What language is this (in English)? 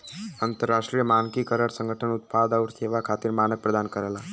Bhojpuri